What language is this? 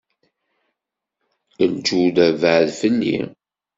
Kabyle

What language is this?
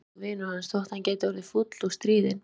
Icelandic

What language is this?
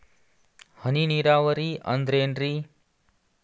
Kannada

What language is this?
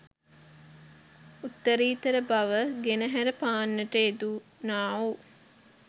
Sinhala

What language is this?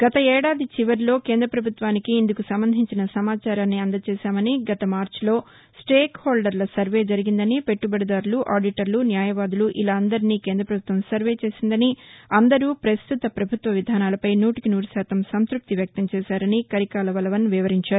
Telugu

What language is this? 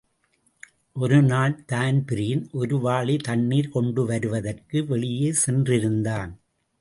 Tamil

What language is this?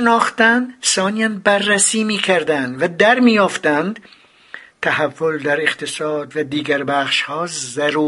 Persian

